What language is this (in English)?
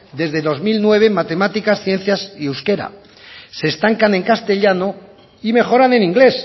Spanish